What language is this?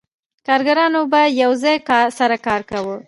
Pashto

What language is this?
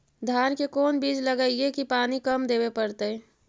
Magahi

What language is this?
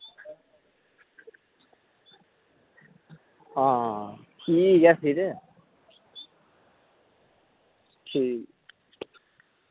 Dogri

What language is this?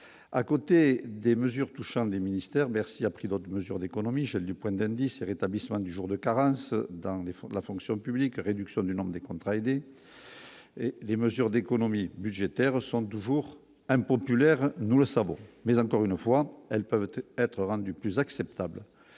French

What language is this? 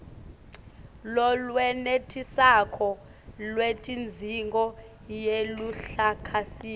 Swati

